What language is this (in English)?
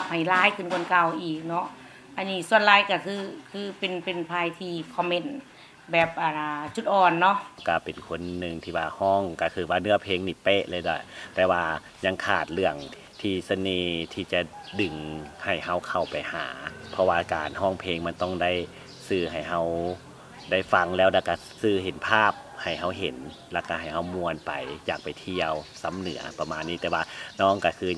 Thai